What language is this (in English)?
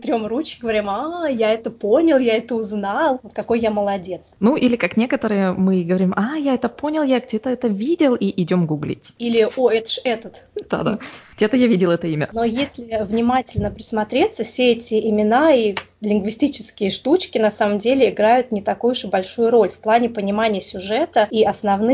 Russian